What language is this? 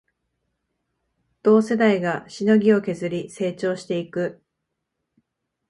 Japanese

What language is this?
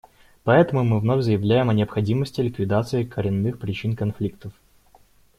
Russian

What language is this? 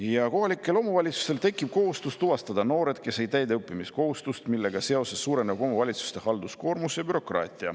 Estonian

